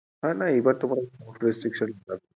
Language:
Bangla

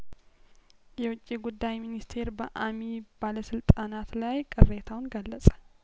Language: Amharic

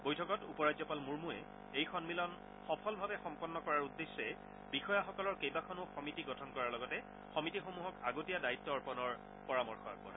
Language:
Assamese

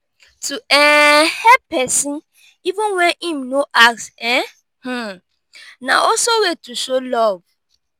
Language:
Nigerian Pidgin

